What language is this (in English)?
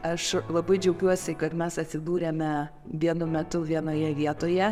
Lithuanian